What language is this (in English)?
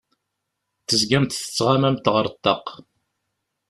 Kabyle